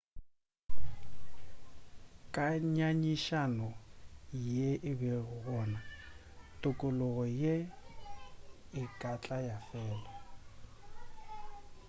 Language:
Northern Sotho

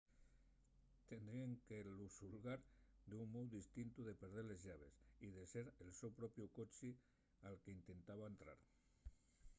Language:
Asturian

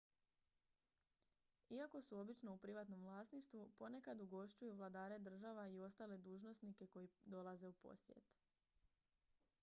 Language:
Croatian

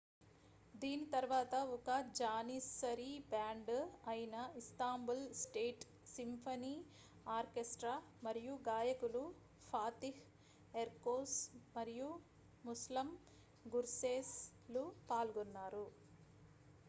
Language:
Telugu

